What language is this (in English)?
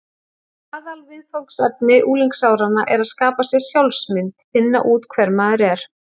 Icelandic